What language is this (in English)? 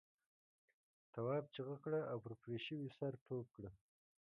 Pashto